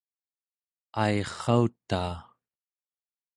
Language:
Central Yupik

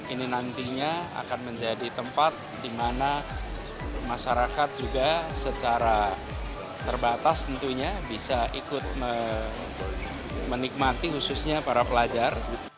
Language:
Indonesian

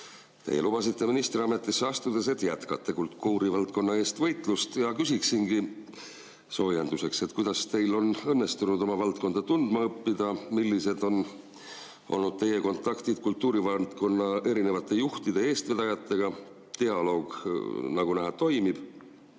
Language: Estonian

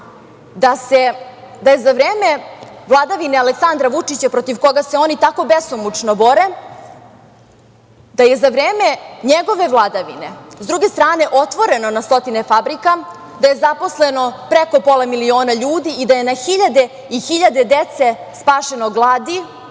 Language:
Serbian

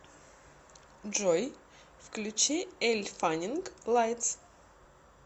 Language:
Russian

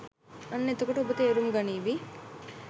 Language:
Sinhala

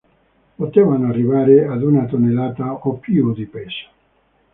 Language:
Italian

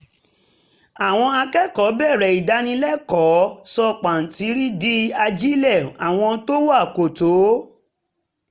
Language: Yoruba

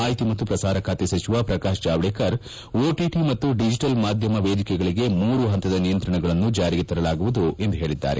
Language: Kannada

